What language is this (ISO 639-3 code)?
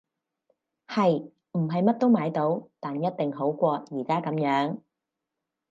yue